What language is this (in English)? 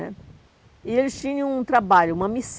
Portuguese